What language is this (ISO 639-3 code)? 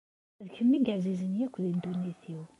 kab